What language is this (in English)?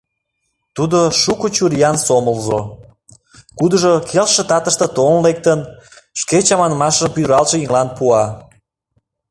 Mari